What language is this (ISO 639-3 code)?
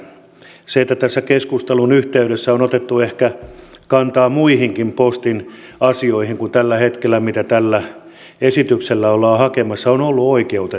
fin